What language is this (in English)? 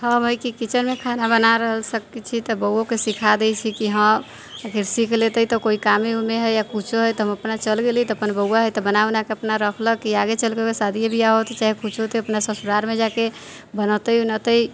Maithili